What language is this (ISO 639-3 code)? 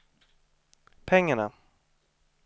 swe